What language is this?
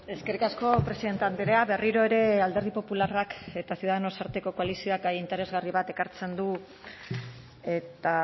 Basque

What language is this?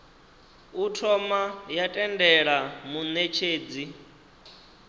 Venda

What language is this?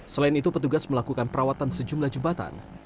Indonesian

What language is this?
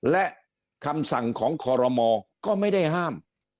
Thai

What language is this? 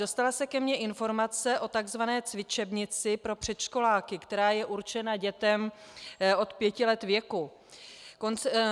Czech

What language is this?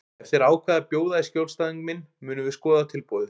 Icelandic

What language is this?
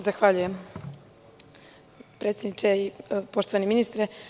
Serbian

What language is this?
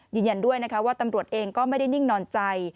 Thai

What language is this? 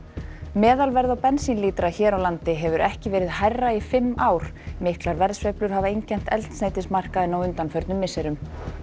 Icelandic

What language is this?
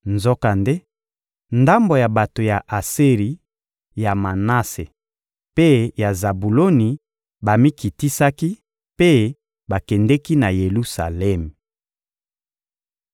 Lingala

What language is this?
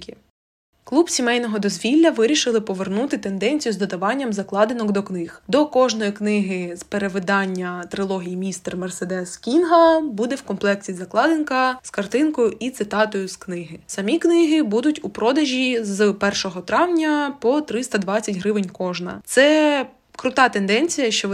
Ukrainian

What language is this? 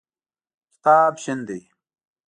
Pashto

